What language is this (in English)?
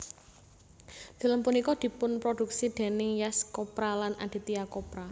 Javanese